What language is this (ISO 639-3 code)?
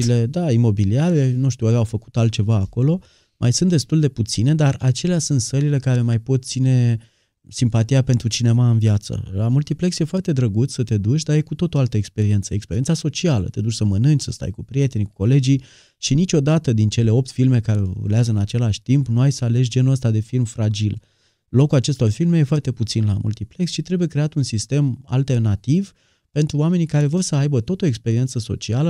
ron